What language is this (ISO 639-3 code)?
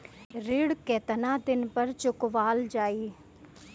bho